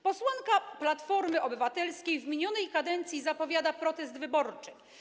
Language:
Polish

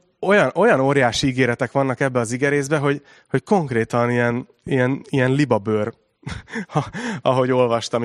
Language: Hungarian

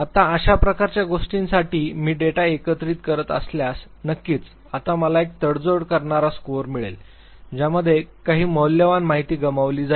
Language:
Marathi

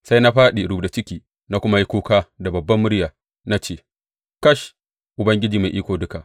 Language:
Hausa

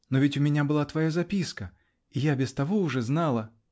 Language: Russian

